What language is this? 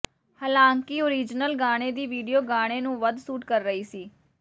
Punjabi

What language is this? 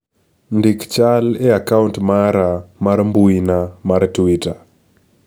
Luo (Kenya and Tanzania)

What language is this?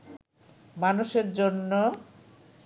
Bangla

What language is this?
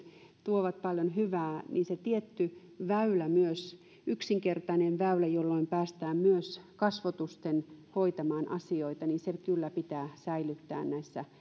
Finnish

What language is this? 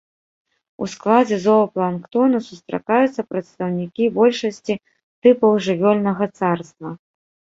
Belarusian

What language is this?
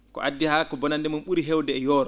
Fula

